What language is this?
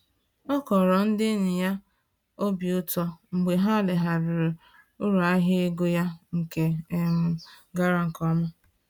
Igbo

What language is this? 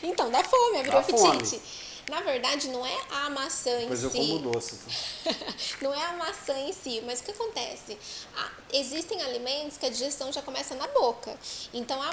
Portuguese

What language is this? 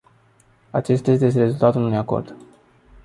Romanian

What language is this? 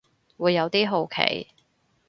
Cantonese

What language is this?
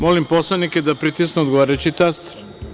Serbian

